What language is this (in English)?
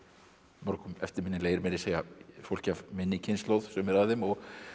Icelandic